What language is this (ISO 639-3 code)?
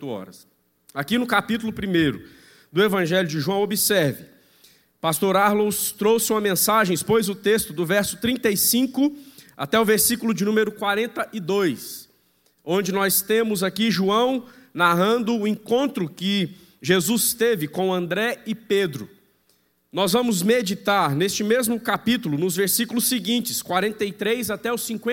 por